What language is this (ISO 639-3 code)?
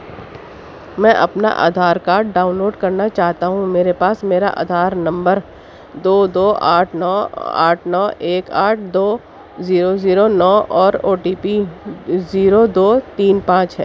urd